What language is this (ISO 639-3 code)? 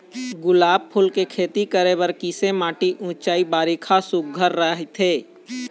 hne